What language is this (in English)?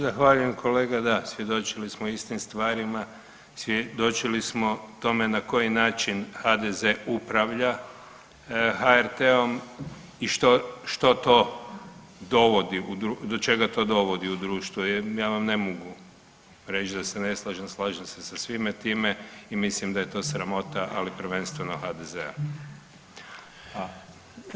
Croatian